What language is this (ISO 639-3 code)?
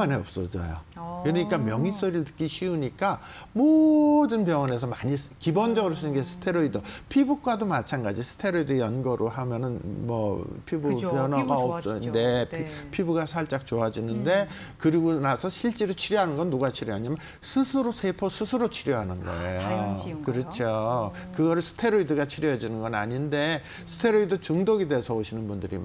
kor